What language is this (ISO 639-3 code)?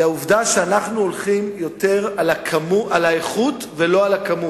heb